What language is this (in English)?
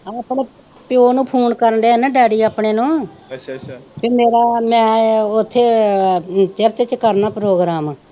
Punjabi